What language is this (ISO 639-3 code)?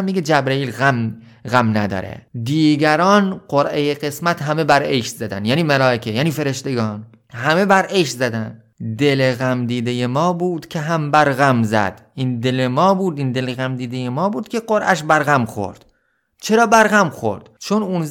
fas